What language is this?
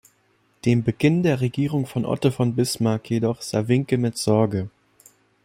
German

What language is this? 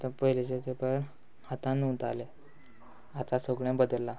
Konkani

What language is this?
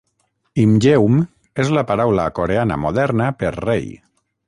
Catalan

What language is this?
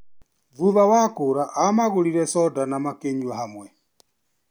Kikuyu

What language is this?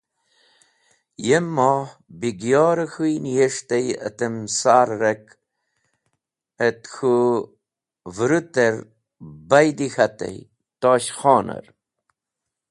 Wakhi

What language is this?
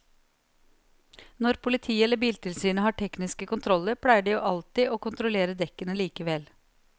Norwegian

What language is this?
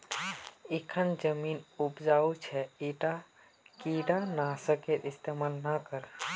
Magahi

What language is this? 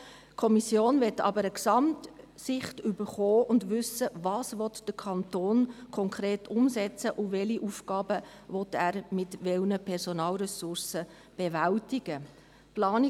Swiss German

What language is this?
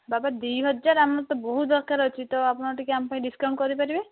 Odia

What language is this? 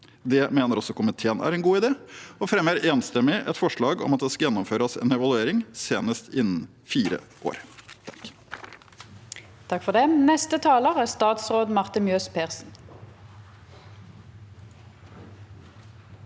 Norwegian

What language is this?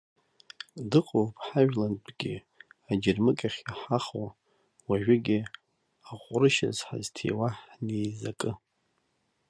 Abkhazian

